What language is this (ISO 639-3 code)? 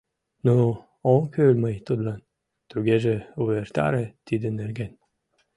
chm